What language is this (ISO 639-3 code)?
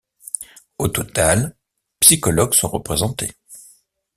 fra